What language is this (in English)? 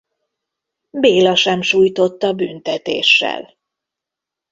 Hungarian